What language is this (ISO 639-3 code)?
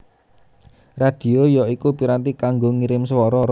jav